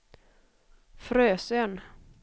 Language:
Swedish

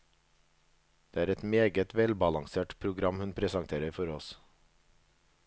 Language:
Norwegian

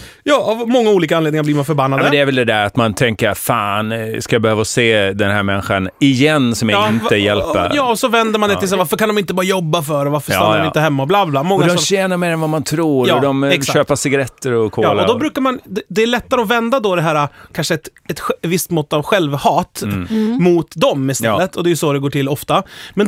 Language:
Swedish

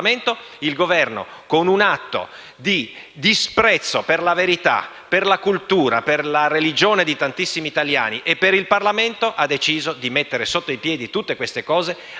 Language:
Italian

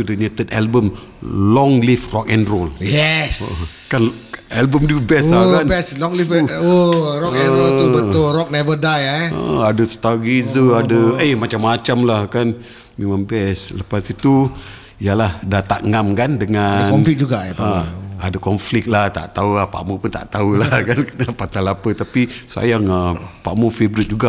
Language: Malay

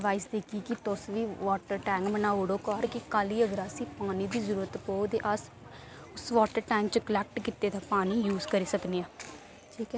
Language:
Dogri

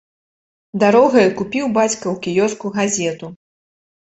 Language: Belarusian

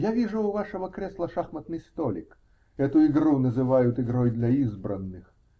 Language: Russian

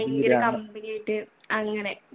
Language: Malayalam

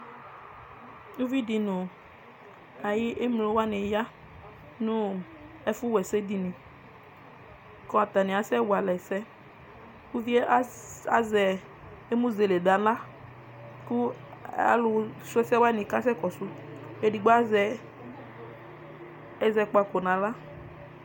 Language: Ikposo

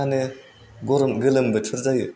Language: Bodo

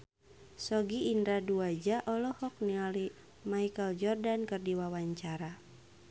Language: Sundanese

